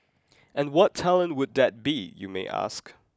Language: English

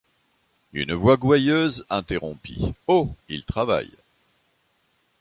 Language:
French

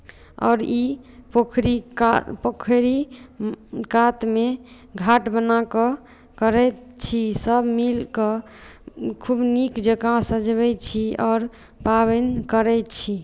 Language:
Maithili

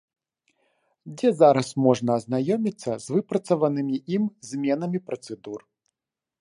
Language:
Belarusian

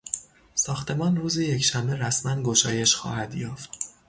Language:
Persian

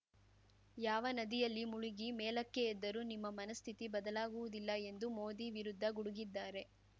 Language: Kannada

